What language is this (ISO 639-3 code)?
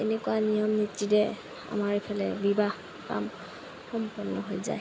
asm